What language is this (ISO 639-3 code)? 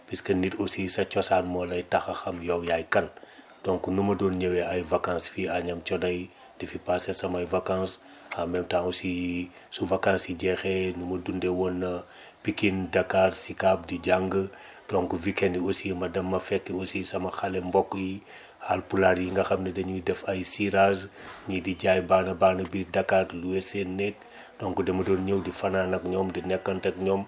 wol